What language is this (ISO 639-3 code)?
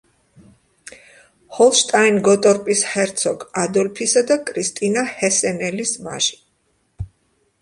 kat